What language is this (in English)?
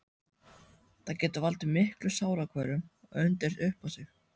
Icelandic